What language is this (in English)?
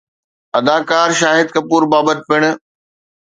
Sindhi